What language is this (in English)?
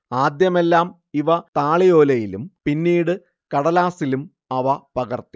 Malayalam